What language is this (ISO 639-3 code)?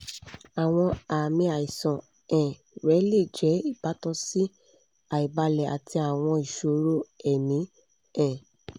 yor